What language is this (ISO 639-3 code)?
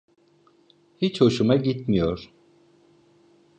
tur